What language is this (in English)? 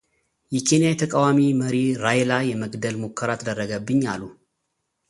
Amharic